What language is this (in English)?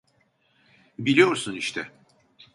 Turkish